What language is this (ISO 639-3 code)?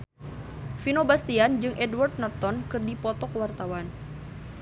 sun